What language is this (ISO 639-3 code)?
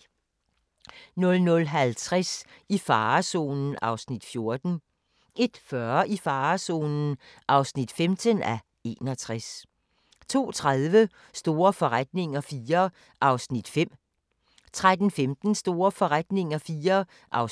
dan